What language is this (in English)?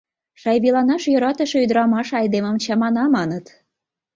Mari